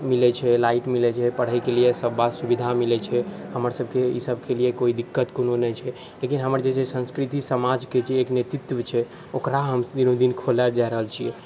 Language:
Maithili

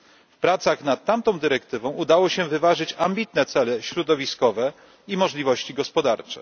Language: Polish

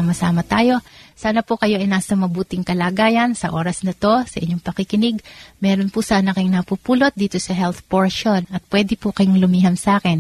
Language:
Filipino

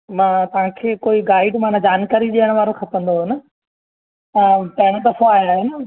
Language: Sindhi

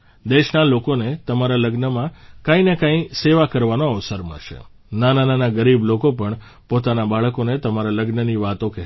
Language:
Gujarati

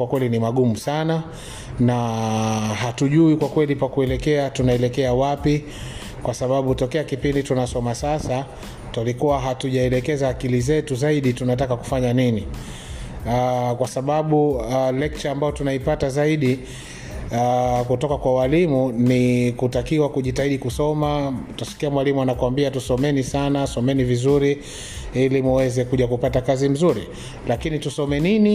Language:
Swahili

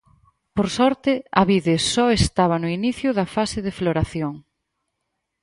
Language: Galician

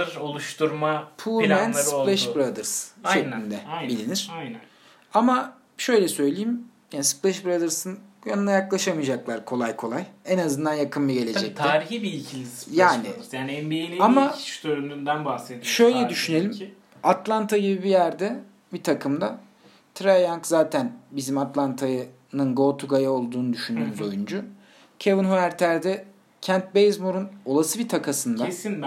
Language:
Turkish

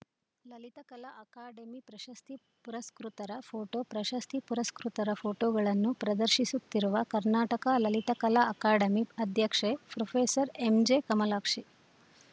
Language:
Kannada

